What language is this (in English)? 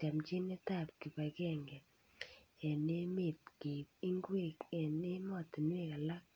Kalenjin